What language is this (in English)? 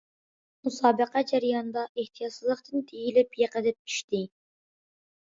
Uyghur